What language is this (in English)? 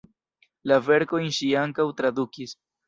Esperanto